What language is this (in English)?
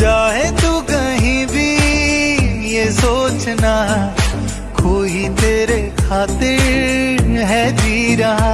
Hindi